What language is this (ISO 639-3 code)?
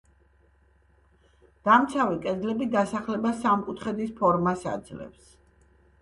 kat